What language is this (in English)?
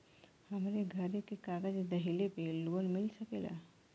Bhojpuri